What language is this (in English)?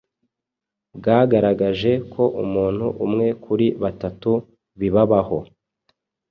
Kinyarwanda